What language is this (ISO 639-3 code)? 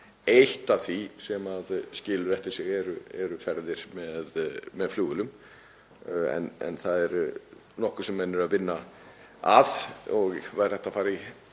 isl